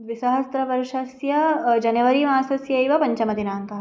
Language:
Sanskrit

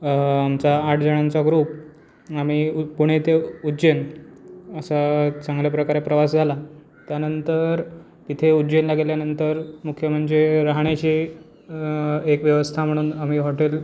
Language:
Marathi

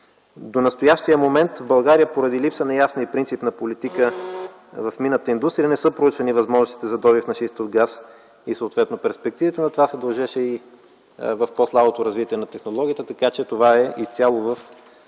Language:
Bulgarian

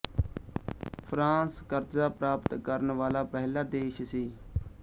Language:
Punjabi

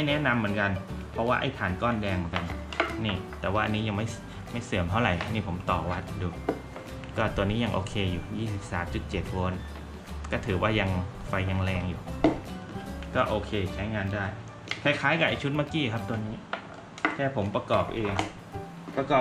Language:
Thai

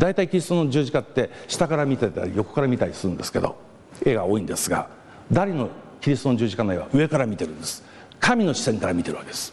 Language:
Japanese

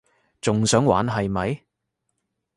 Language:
Cantonese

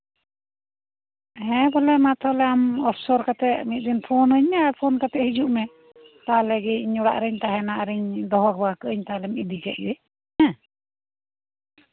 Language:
Santali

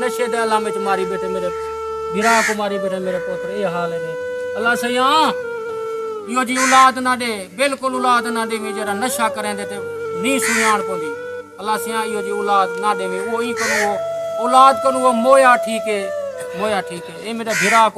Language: Hindi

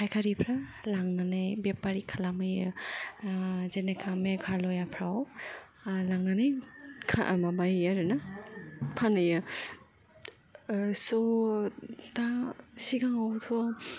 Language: Bodo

